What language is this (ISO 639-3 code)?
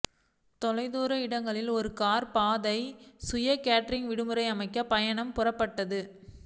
tam